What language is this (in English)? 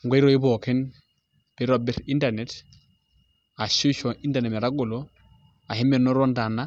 Masai